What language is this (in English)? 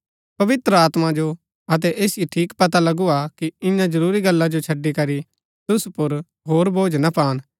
Gaddi